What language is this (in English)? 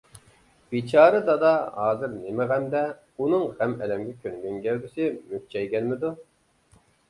Uyghur